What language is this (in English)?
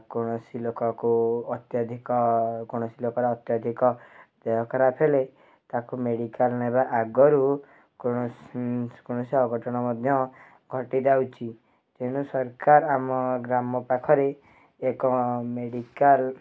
Odia